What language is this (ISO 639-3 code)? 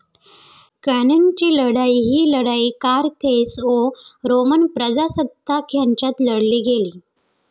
mar